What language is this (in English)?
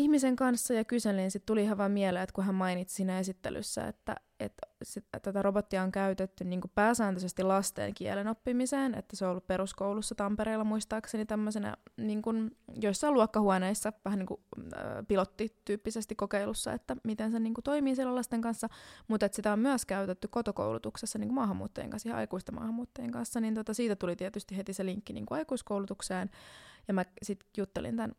Finnish